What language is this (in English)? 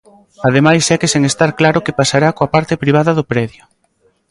Galician